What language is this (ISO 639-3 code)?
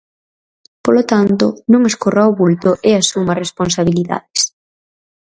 glg